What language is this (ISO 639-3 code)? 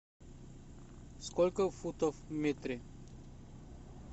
rus